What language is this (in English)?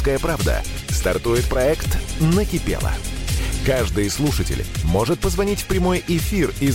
Russian